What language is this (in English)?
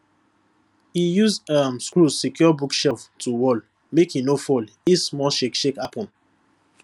Nigerian Pidgin